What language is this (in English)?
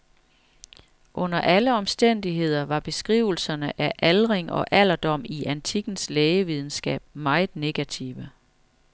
Danish